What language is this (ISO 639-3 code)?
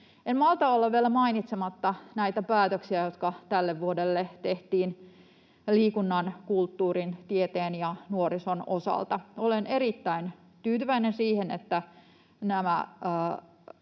fin